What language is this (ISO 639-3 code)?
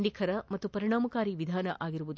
kan